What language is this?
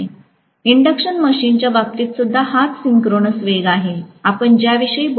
Marathi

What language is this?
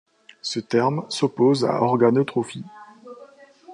French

